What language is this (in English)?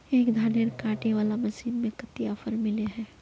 Magahi